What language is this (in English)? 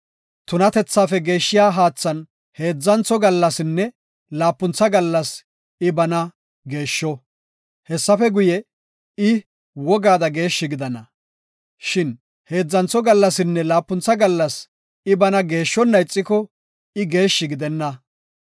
Gofa